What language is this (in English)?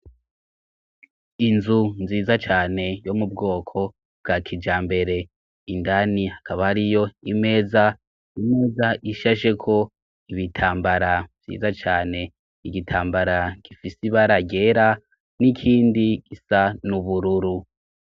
Rundi